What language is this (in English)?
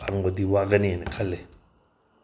Manipuri